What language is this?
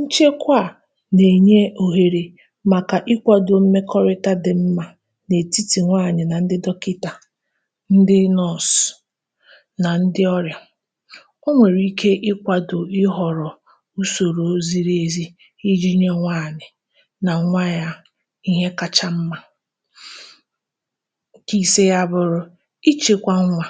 Igbo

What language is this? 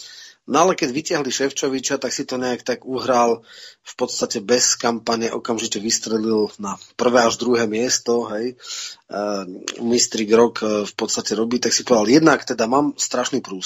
Czech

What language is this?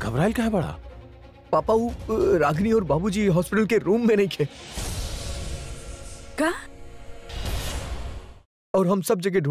Hindi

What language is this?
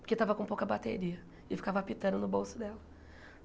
Portuguese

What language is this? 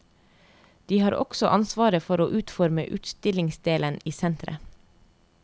Norwegian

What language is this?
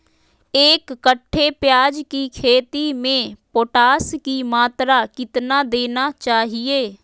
Magahi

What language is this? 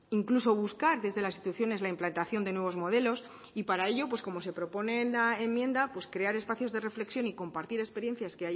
Spanish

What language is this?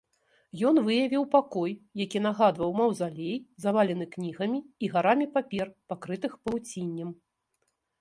Belarusian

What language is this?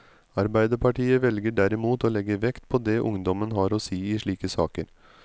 Norwegian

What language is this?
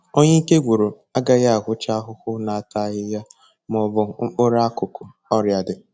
Igbo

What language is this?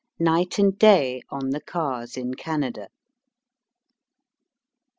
English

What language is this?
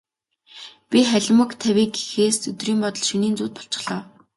Mongolian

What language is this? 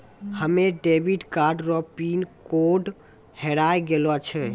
Maithili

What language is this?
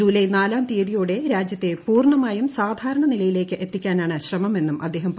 Malayalam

